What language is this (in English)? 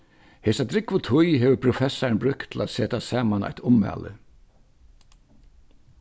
Faroese